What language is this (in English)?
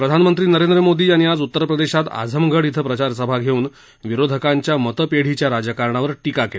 Marathi